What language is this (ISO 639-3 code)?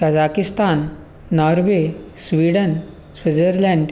san